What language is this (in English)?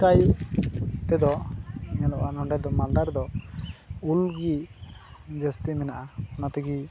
Santali